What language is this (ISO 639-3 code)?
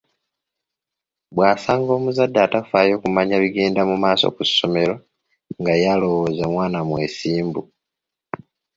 lug